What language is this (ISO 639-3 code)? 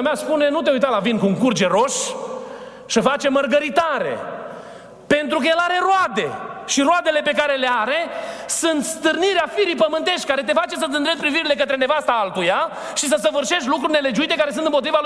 ron